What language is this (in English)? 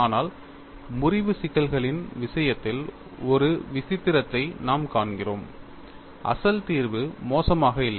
Tamil